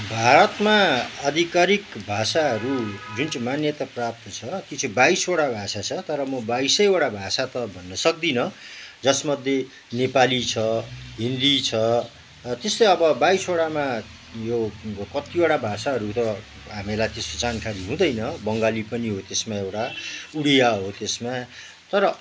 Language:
Nepali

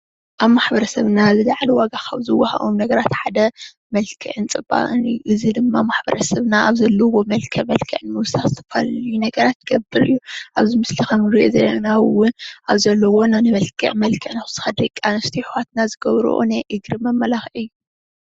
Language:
Tigrinya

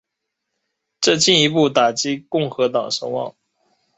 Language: Chinese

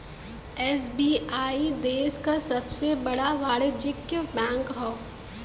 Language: Bhojpuri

